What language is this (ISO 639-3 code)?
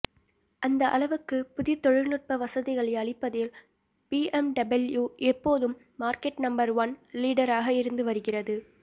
tam